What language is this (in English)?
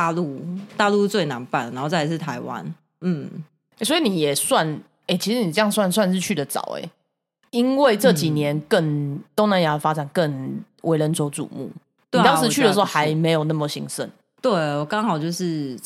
Chinese